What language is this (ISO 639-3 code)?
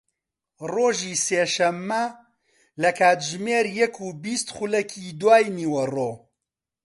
ckb